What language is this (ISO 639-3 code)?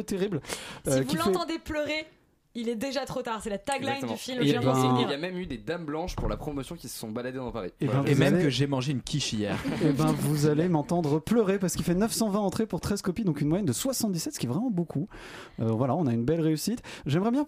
fra